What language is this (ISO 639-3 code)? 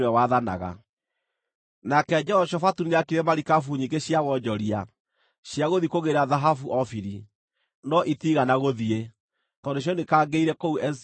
kik